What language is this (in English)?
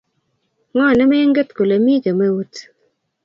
Kalenjin